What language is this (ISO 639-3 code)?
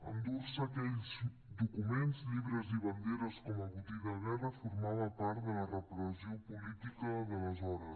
cat